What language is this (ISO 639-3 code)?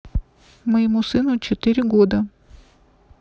rus